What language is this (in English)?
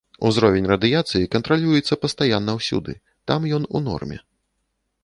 Belarusian